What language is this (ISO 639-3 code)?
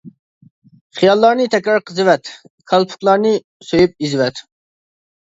uig